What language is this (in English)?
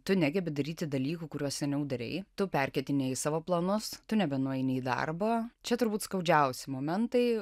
Lithuanian